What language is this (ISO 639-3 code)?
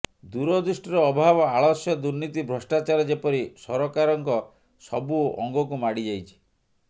ori